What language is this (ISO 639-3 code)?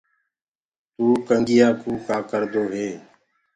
ggg